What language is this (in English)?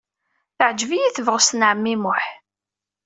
Kabyle